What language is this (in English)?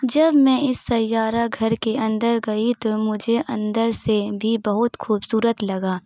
Urdu